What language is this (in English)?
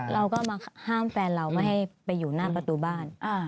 Thai